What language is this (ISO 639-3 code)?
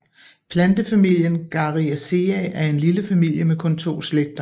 dan